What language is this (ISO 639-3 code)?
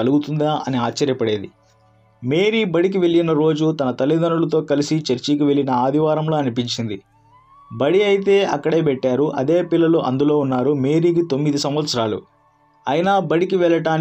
tel